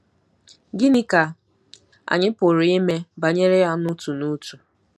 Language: Igbo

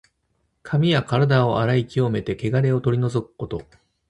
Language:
Japanese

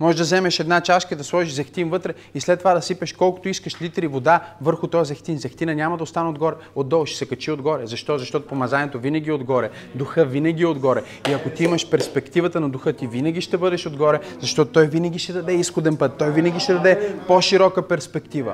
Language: Bulgarian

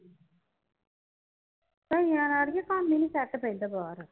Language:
Punjabi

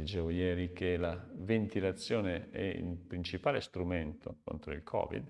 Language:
Italian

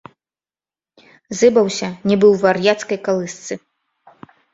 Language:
Belarusian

